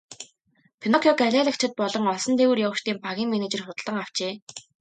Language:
Mongolian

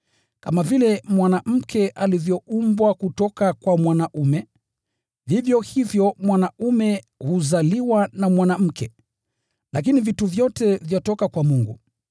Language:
Swahili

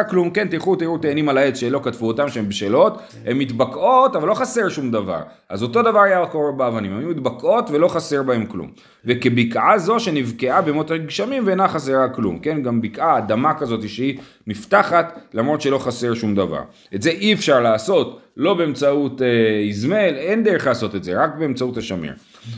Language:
Hebrew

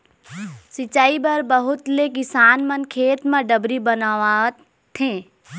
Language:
Chhattisgarhi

